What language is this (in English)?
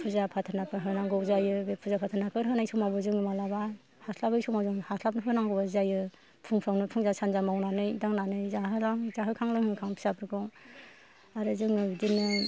Bodo